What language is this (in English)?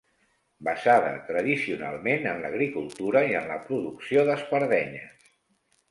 Catalan